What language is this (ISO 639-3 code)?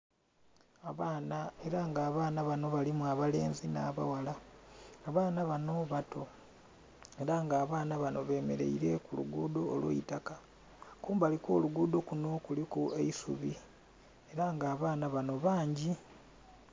xog